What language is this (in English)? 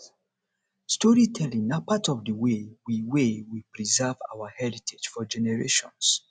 Nigerian Pidgin